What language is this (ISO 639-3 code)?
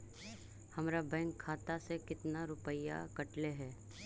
mag